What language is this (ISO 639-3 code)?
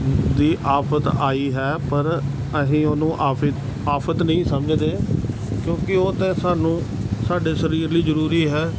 pan